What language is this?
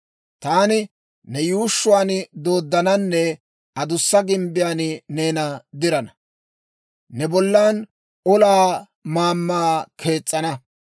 Dawro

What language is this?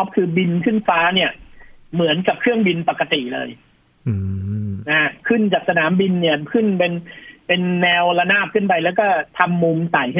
Thai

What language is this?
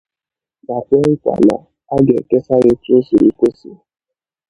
Igbo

